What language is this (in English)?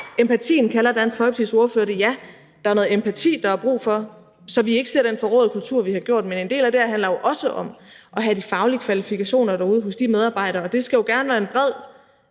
Danish